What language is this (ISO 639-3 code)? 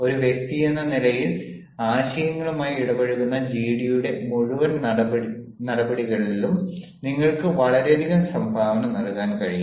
mal